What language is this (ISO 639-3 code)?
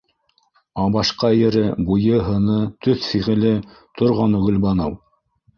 bak